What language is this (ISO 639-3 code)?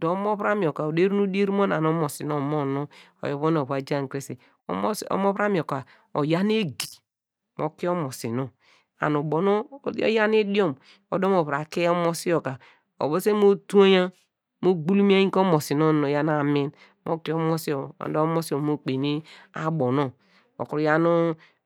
deg